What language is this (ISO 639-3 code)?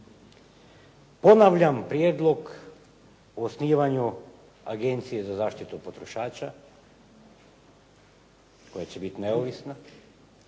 hrv